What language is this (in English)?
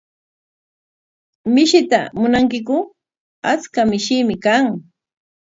Corongo Ancash Quechua